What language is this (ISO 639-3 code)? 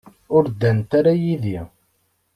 kab